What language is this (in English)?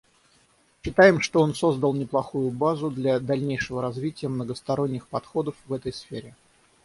Russian